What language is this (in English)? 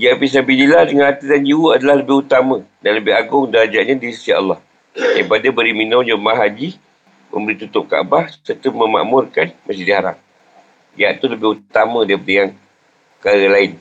Malay